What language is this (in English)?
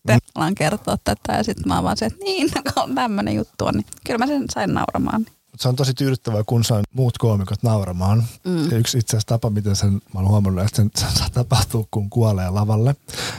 Finnish